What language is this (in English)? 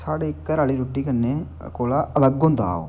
Dogri